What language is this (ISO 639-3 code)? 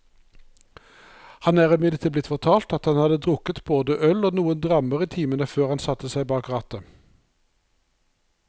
nor